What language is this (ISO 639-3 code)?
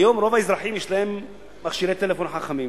heb